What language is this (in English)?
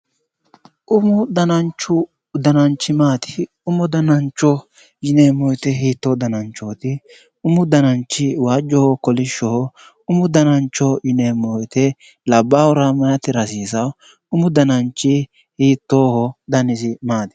Sidamo